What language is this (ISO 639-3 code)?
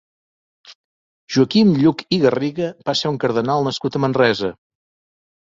cat